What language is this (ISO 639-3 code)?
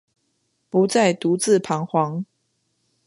zho